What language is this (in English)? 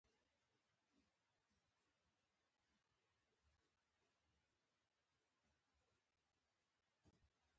Pashto